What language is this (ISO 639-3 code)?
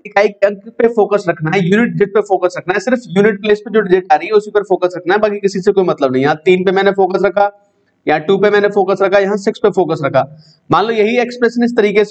hin